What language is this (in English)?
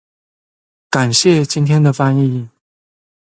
Chinese